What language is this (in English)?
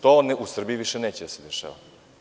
Serbian